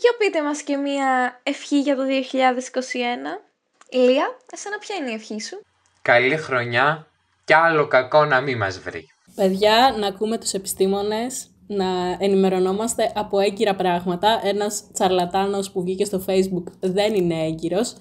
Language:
Greek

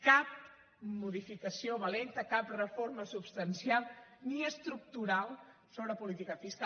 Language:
Catalan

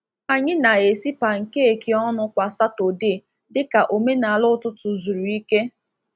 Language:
Igbo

